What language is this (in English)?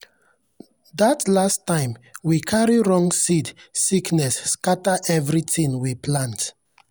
Nigerian Pidgin